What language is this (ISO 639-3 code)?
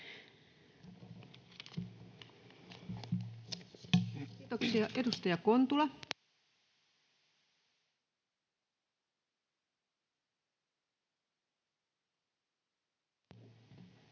fin